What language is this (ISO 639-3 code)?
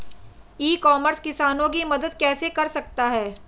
hin